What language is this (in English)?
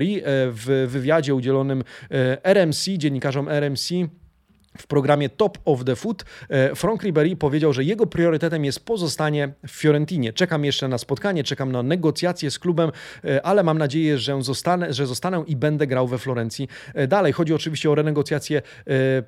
Polish